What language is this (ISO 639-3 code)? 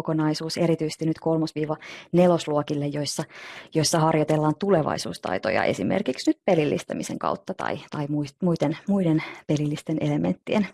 fin